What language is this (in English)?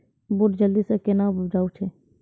Maithili